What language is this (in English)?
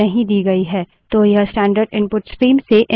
Hindi